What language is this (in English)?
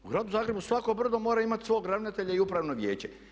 Croatian